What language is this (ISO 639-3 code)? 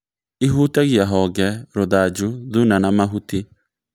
kik